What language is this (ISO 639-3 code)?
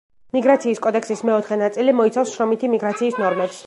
kat